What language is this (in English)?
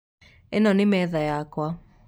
Kikuyu